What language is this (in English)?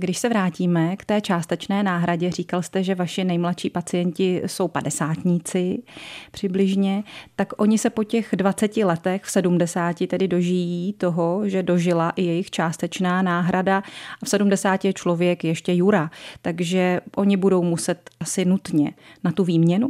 Czech